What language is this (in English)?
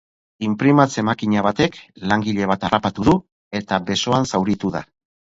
Basque